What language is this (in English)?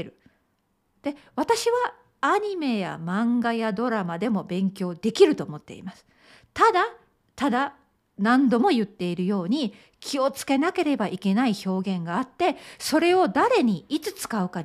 Japanese